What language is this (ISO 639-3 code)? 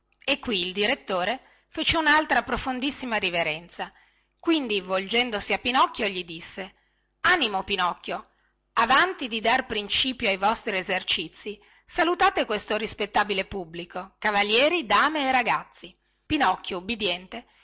ita